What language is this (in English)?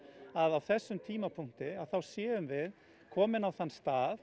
Icelandic